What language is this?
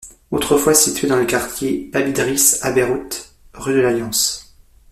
French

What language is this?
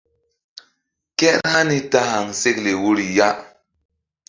Mbum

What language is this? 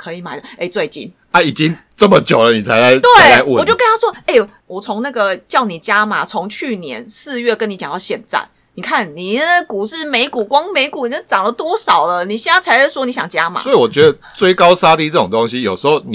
Chinese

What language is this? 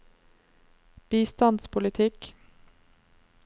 Norwegian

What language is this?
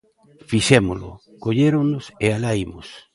Galician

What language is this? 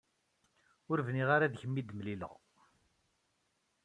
Kabyle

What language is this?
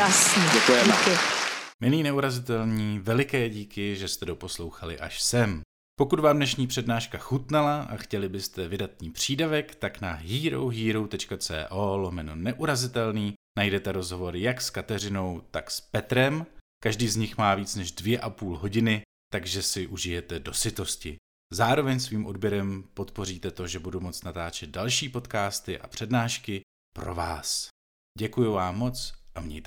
Czech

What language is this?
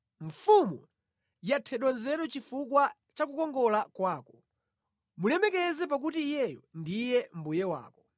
Nyanja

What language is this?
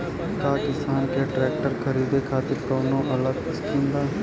Bhojpuri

